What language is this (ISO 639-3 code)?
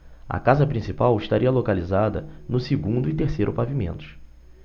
por